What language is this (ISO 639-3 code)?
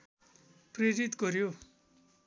nep